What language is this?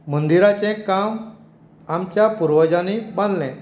Konkani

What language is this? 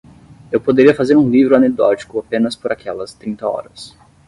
Portuguese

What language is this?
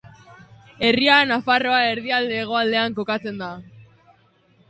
Basque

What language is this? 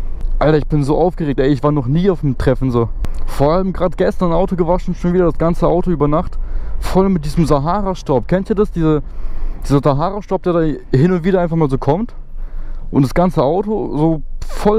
German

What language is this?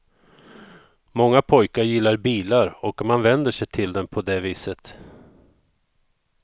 Swedish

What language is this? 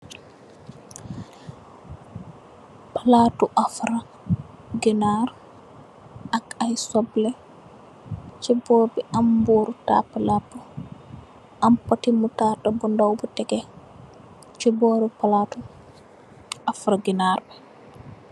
Wolof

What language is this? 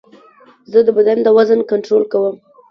Pashto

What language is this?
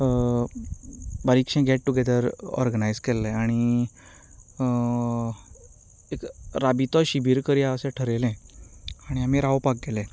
Konkani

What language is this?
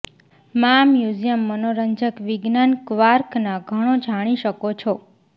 Gujarati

